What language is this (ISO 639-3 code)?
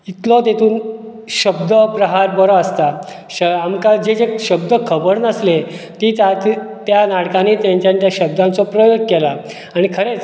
kok